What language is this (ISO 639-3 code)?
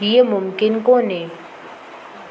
snd